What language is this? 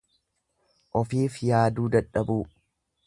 Oromo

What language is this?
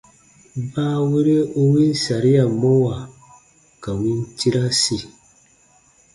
Baatonum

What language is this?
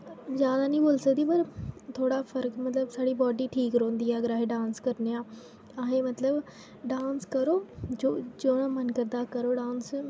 Dogri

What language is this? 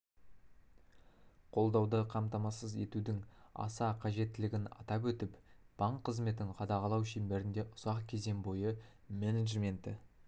Kazakh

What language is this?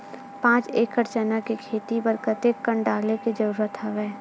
Chhattisgarhi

